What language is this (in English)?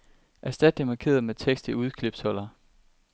Danish